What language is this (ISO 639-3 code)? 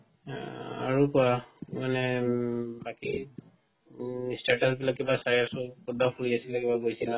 asm